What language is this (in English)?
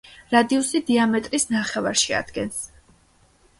Georgian